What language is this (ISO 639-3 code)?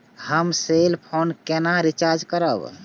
mai